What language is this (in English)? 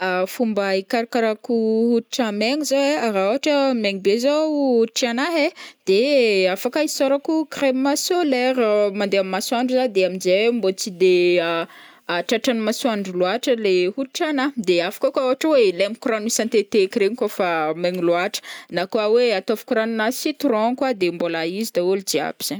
Northern Betsimisaraka Malagasy